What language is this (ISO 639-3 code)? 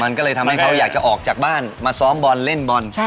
tha